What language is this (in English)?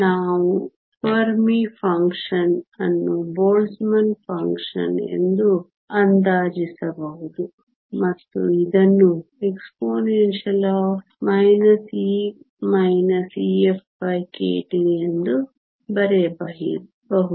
Kannada